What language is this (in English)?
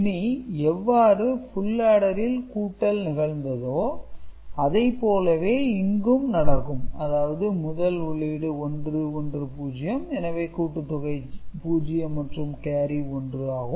Tamil